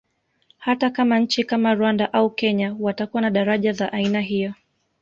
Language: Swahili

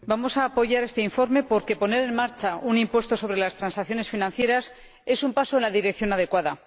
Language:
Spanish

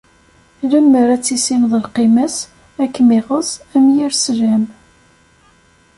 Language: Kabyle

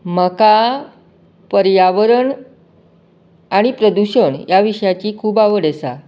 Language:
Konkani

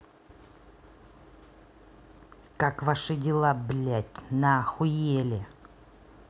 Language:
Russian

